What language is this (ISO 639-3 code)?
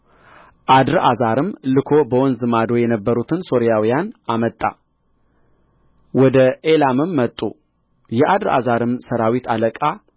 amh